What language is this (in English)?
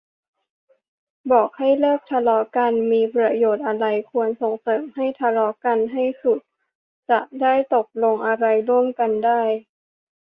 Thai